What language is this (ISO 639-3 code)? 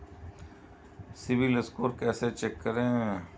hin